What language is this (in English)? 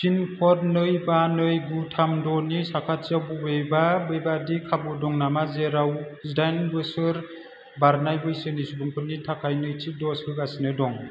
Bodo